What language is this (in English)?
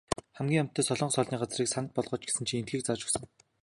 Mongolian